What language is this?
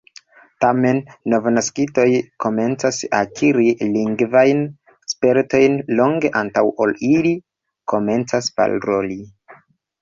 Esperanto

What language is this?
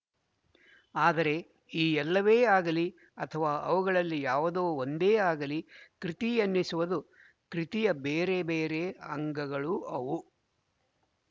Kannada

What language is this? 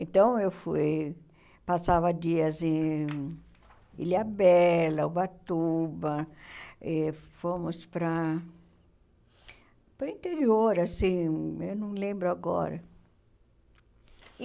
Portuguese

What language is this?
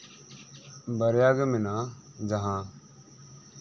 Santali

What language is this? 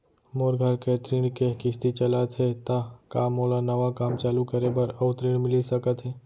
Chhattisgarhi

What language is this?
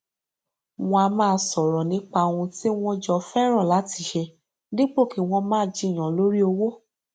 Yoruba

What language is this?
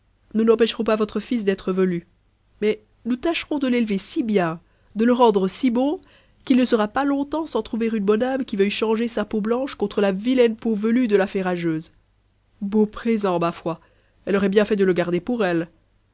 French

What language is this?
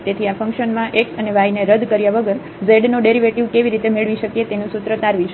Gujarati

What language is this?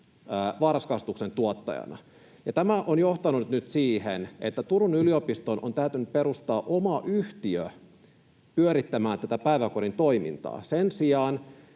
Finnish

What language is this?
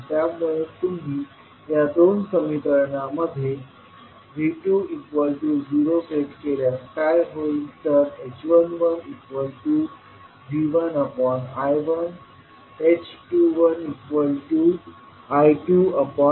Marathi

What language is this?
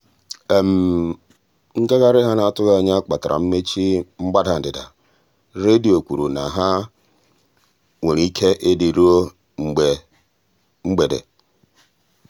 Igbo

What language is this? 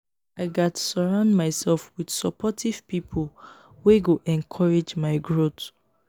Nigerian Pidgin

